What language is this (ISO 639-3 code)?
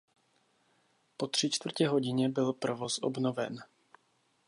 ces